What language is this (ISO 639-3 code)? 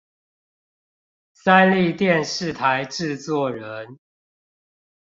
zho